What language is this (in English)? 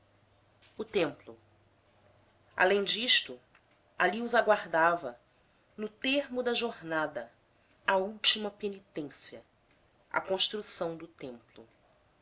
Portuguese